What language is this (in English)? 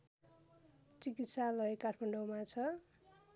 Nepali